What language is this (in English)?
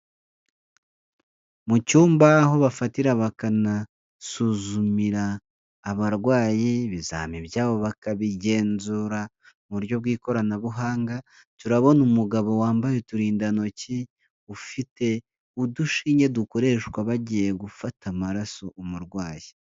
Kinyarwanda